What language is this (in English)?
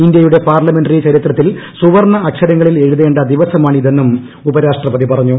Malayalam